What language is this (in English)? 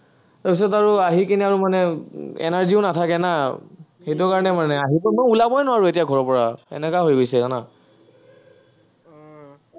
Assamese